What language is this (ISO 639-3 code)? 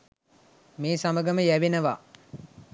sin